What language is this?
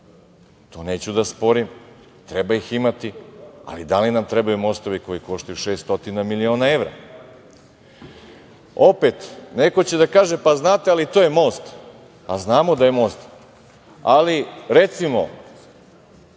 Serbian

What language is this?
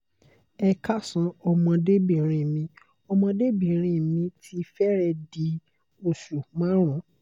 Yoruba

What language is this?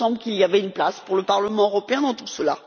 French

